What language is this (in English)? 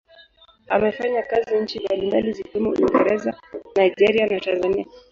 Swahili